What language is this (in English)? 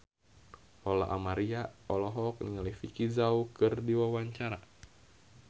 Sundanese